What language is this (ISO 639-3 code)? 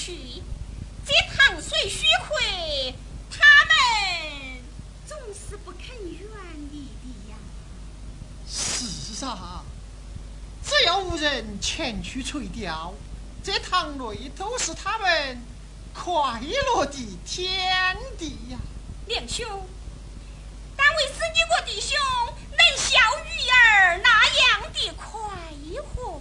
zho